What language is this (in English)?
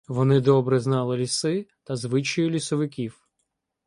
Ukrainian